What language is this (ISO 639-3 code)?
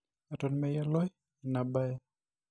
mas